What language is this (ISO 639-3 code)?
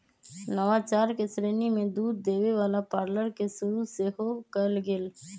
mag